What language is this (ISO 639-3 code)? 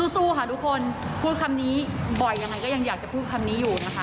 tha